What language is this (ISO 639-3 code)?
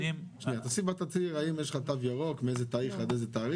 heb